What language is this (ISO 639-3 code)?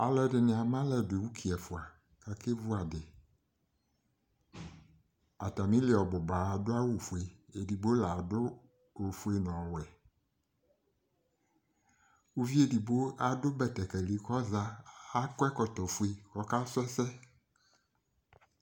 kpo